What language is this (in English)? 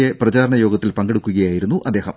Malayalam